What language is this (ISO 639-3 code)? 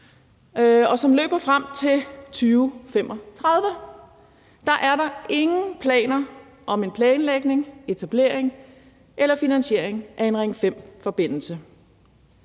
dan